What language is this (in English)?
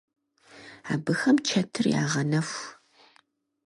Kabardian